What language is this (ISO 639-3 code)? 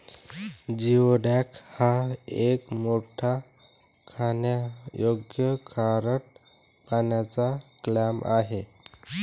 mar